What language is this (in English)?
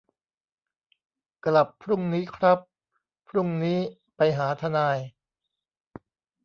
Thai